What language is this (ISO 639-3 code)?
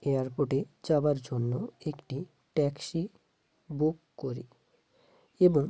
ben